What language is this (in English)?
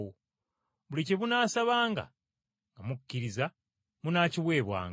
Ganda